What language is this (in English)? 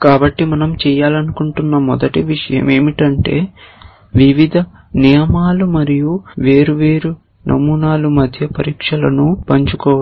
Telugu